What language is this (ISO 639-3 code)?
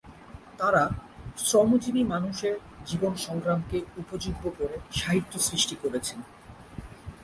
ben